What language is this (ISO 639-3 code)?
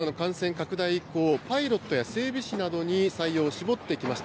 jpn